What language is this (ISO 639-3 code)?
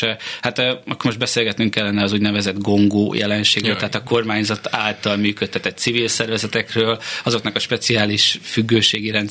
hun